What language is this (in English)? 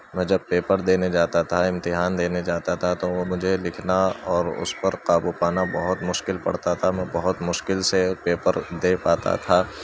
Urdu